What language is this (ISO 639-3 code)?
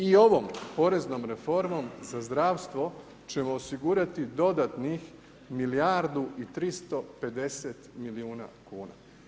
hrv